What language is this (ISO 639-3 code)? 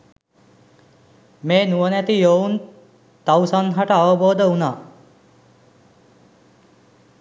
sin